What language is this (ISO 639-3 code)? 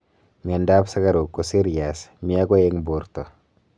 kln